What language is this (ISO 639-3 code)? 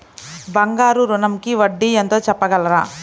tel